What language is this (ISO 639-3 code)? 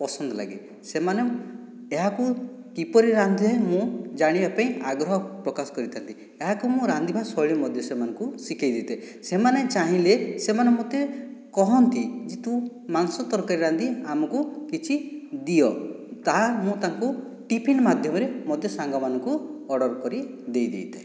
ori